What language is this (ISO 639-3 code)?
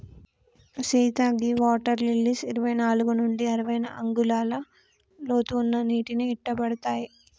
tel